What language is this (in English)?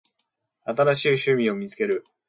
Japanese